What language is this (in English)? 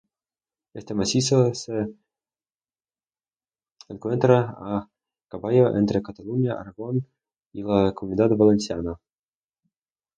Spanish